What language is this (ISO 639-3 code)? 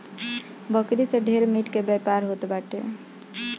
bho